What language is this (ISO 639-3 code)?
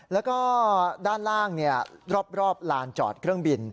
tha